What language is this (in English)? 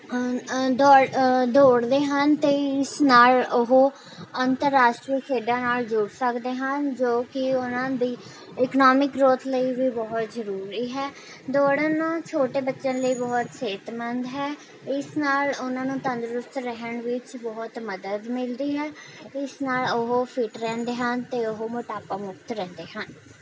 Punjabi